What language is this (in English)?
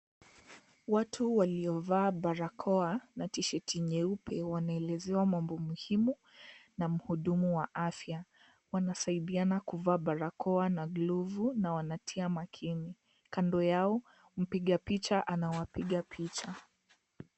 Swahili